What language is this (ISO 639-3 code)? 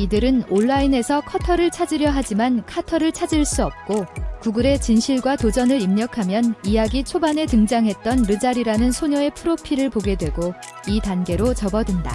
kor